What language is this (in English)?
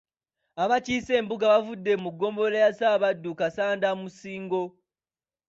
Ganda